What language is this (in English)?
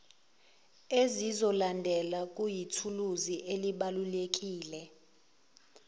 Zulu